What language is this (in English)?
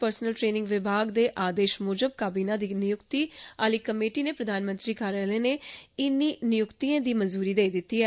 Dogri